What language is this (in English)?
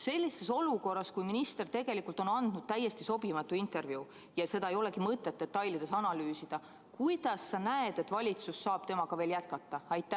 Estonian